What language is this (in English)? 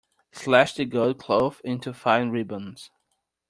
English